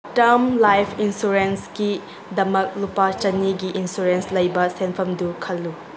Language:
Manipuri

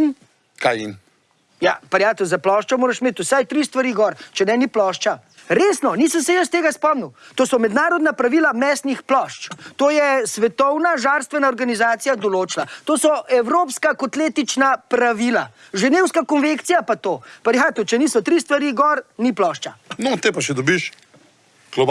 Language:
Slovenian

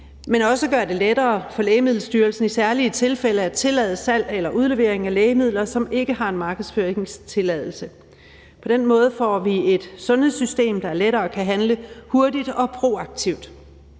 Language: Danish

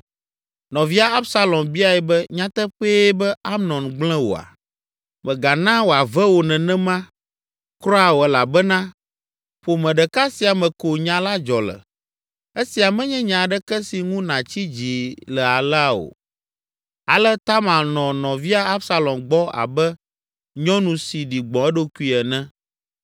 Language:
Ewe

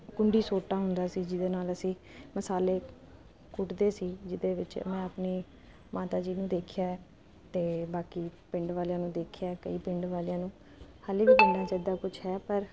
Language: Punjabi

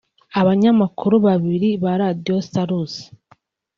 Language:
Kinyarwanda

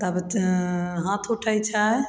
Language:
Maithili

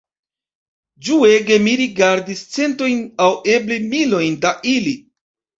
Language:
Esperanto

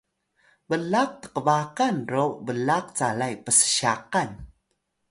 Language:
Atayal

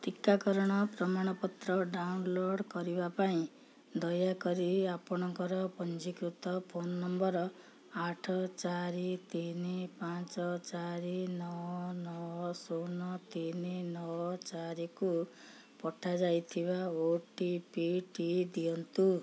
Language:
Odia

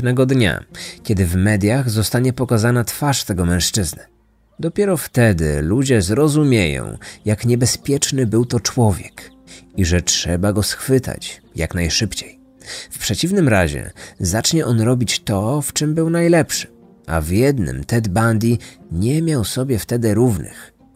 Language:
Polish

